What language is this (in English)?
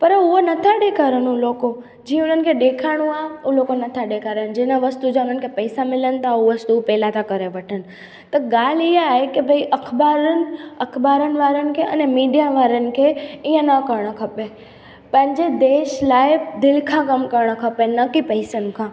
Sindhi